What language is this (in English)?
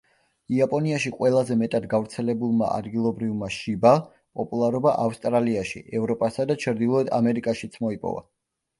Georgian